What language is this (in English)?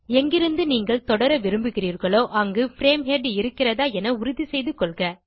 Tamil